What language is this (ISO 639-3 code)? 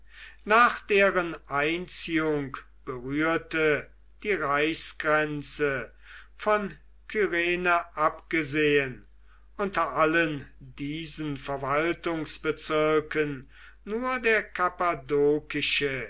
deu